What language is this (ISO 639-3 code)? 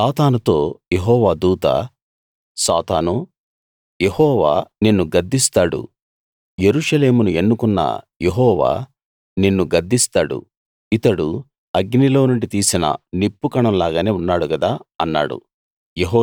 tel